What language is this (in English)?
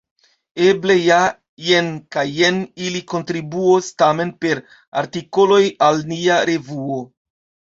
Esperanto